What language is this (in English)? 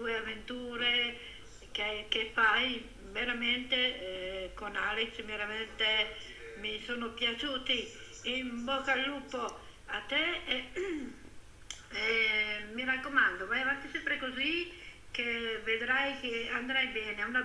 Italian